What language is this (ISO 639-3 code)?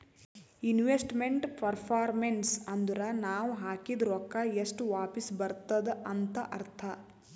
kan